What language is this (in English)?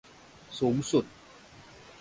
Thai